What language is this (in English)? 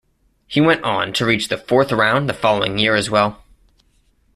English